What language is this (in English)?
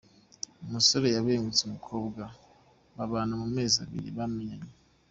Kinyarwanda